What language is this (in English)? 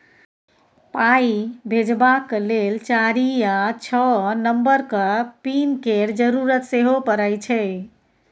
Maithili